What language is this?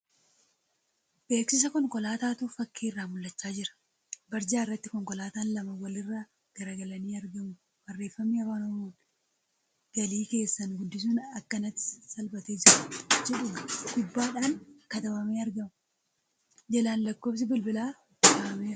Oromo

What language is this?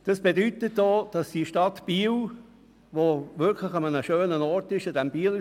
Swiss German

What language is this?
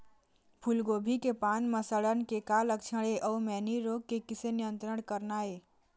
Chhattisgarhi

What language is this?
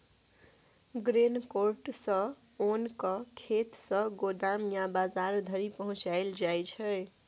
Maithili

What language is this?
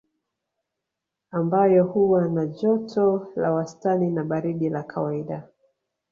Swahili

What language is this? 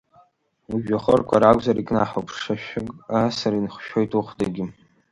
Abkhazian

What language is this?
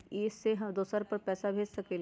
Magahi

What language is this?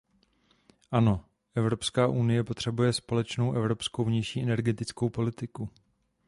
Czech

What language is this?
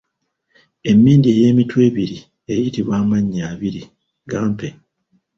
Ganda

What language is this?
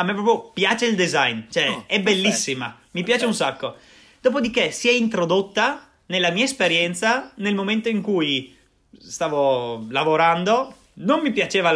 Italian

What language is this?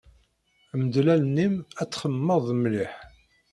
Kabyle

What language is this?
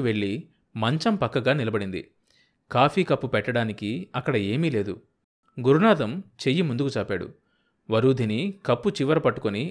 Telugu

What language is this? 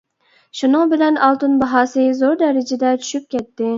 Uyghur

